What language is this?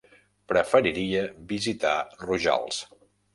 Catalan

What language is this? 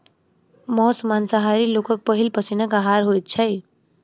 Maithili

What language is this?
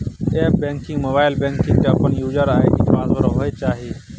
Maithili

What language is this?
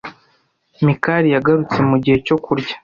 Kinyarwanda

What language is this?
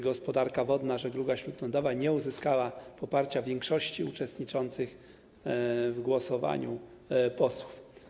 Polish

